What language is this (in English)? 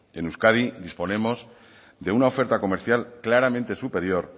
Spanish